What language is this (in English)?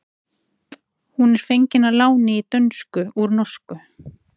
Icelandic